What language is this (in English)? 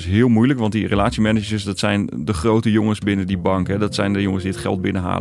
Dutch